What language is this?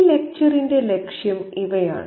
Malayalam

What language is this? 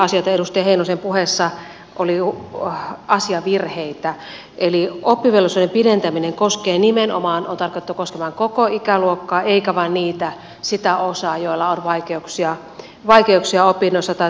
Finnish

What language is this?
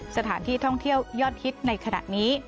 Thai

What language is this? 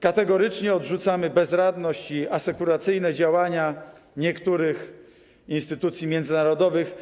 Polish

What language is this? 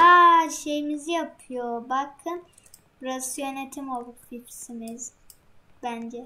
Turkish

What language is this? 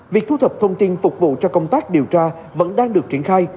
Vietnamese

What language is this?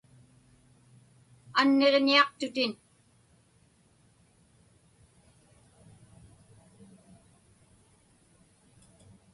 Inupiaq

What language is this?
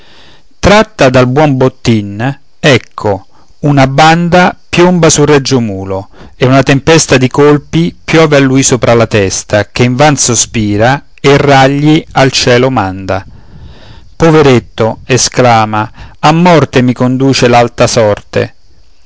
Italian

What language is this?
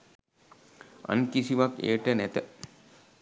Sinhala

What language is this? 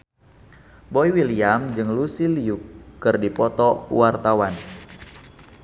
Sundanese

